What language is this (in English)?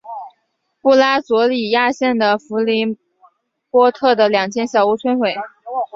Chinese